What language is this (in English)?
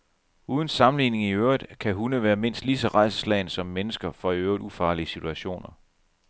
Danish